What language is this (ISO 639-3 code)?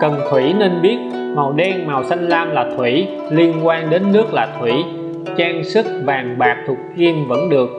vie